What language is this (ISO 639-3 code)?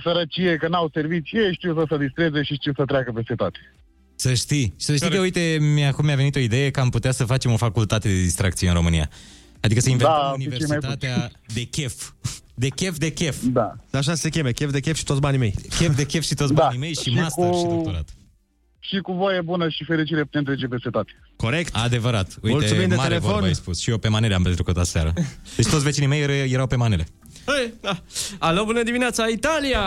ron